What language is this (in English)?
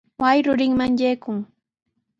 Sihuas Ancash Quechua